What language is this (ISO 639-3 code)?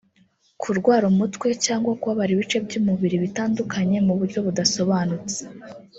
kin